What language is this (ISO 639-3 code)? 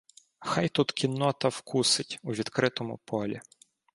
ukr